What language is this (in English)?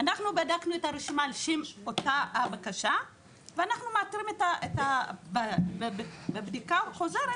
Hebrew